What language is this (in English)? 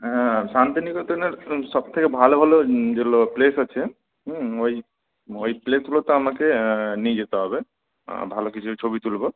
Bangla